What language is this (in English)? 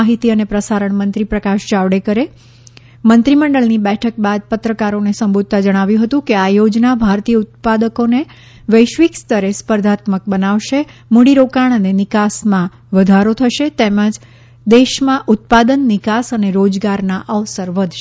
Gujarati